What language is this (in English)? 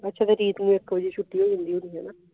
Punjabi